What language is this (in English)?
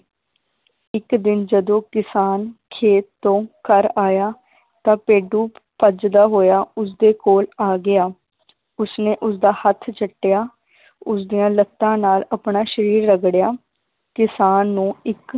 Punjabi